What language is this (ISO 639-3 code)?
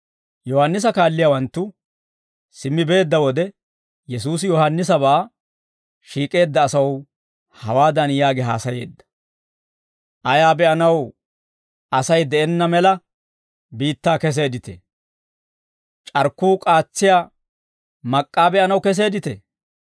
dwr